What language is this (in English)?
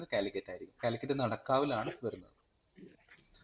Malayalam